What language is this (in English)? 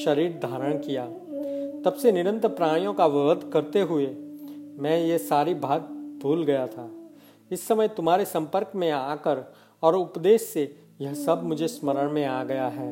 Hindi